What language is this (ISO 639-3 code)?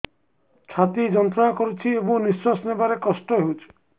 ori